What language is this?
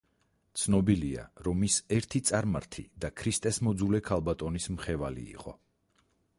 Georgian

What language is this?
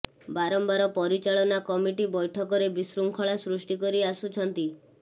Odia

